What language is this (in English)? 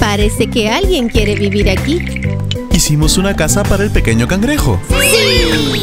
Spanish